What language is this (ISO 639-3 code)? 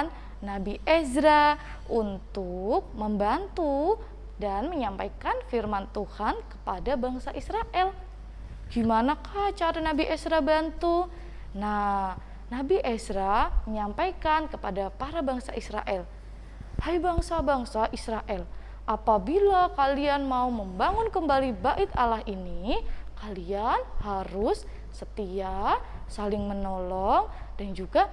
ind